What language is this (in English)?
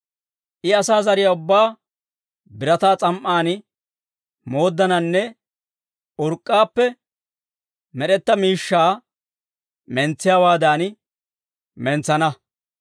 Dawro